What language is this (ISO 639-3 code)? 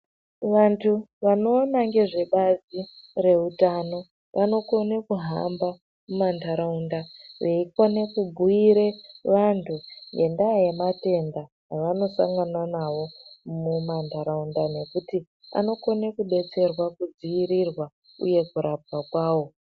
ndc